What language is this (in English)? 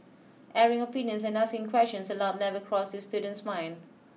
English